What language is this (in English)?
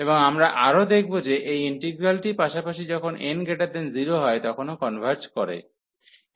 Bangla